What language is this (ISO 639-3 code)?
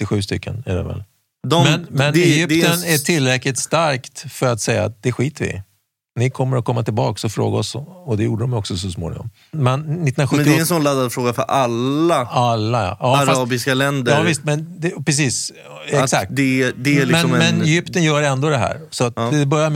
swe